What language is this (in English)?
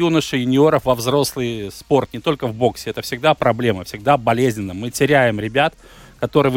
Russian